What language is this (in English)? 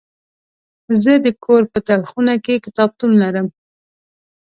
Pashto